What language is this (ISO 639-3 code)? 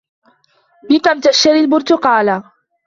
ara